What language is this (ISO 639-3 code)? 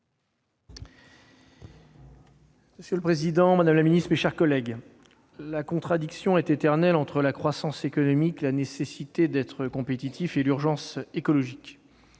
fra